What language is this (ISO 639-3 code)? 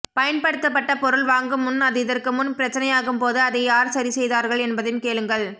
tam